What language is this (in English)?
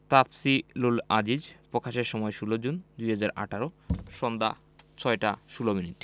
Bangla